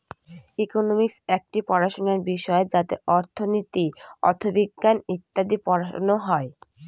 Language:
Bangla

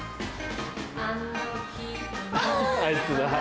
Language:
Japanese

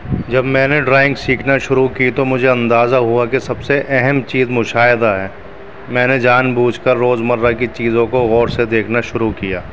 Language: Urdu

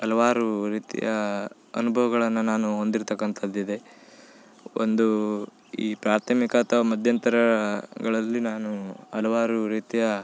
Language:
Kannada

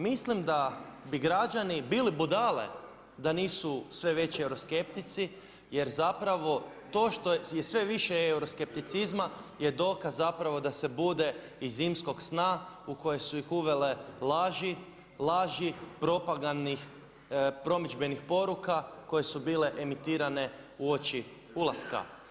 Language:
Croatian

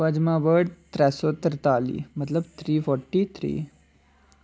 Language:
Dogri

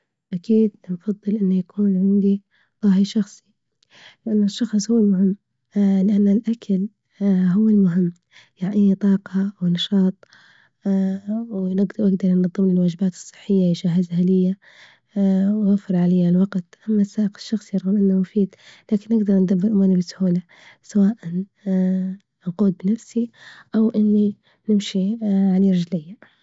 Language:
Libyan Arabic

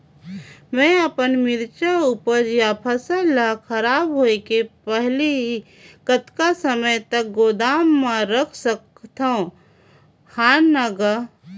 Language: Chhattisgarhi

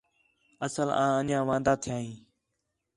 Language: Khetrani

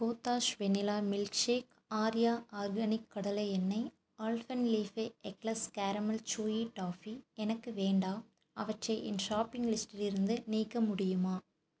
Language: Tamil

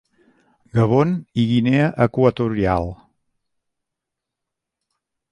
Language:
Catalan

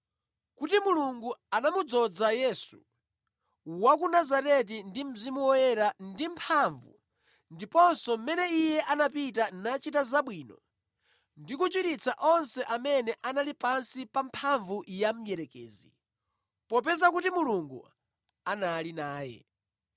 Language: Nyanja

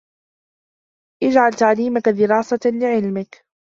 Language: Arabic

